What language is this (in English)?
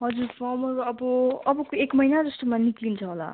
Nepali